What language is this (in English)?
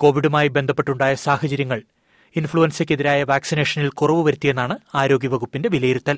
Malayalam